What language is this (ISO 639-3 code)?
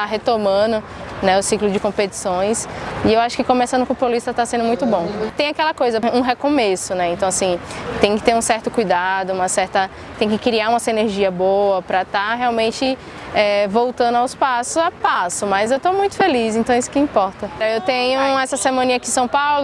por